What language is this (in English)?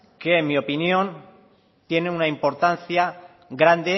Spanish